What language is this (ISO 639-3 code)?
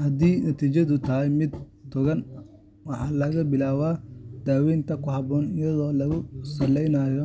som